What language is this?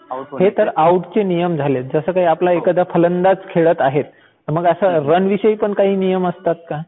Marathi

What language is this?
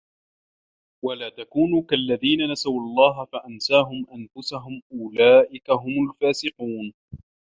Arabic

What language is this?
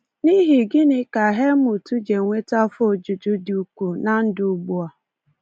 Igbo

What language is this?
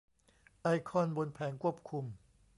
Thai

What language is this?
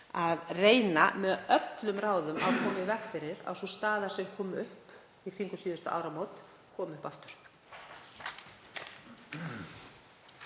Icelandic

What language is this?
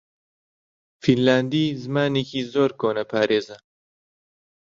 Central Kurdish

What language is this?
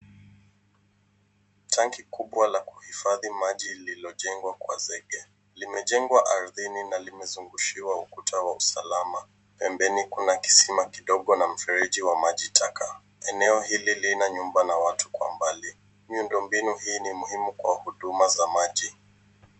Swahili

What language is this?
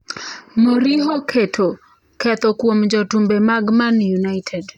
Luo (Kenya and Tanzania)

